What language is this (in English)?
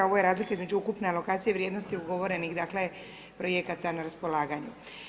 Croatian